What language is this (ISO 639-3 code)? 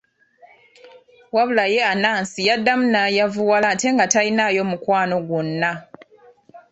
lug